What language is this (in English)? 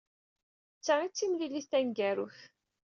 Kabyle